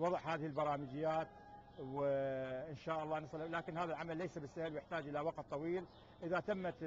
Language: Arabic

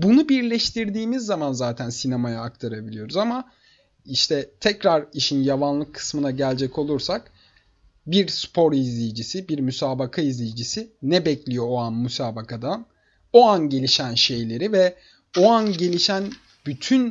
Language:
Turkish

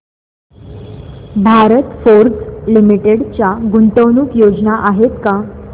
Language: Marathi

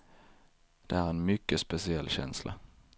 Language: Swedish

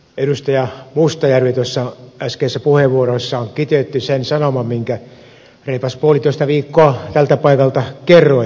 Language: Finnish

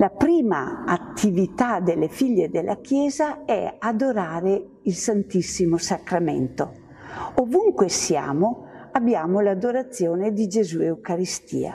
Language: Italian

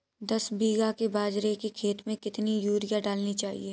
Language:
Hindi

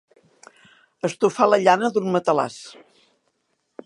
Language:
Catalan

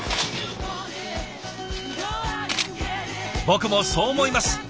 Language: Japanese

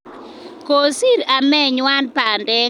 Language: Kalenjin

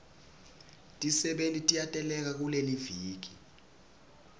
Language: Swati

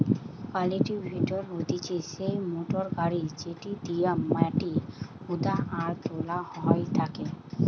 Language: Bangla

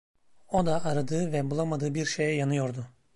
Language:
Turkish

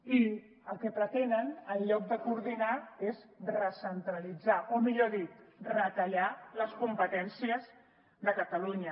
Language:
Catalan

